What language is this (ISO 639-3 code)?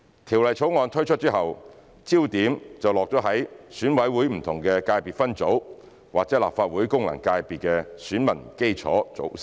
yue